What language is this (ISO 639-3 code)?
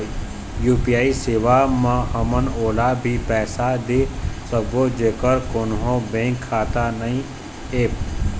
hne